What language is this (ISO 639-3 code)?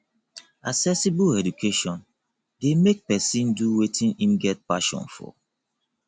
pcm